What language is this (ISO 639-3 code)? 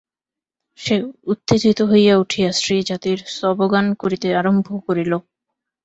ben